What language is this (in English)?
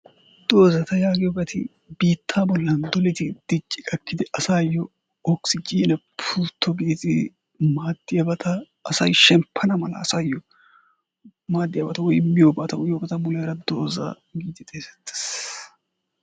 Wolaytta